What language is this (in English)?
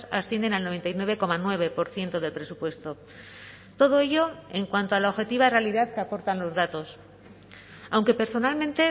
Spanish